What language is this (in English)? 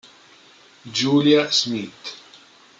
Italian